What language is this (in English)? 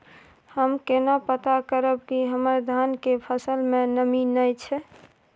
Maithili